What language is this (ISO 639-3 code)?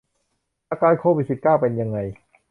tha